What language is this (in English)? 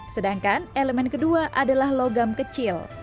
Indonesian